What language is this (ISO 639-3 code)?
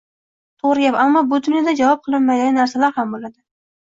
uzb